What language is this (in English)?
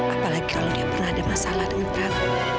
Indonesian